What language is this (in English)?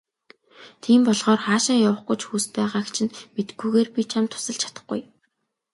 Mongolian